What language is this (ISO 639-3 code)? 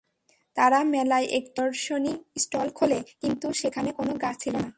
ben